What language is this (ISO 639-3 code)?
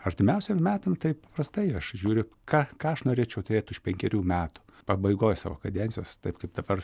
lit